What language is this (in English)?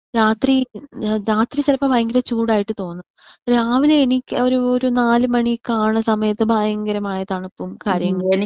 Malayalam